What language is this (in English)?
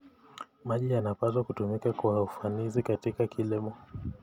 Kalenjin